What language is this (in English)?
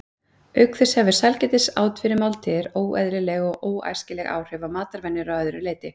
Icelandic